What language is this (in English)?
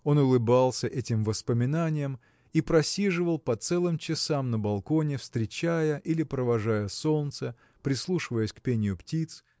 Russian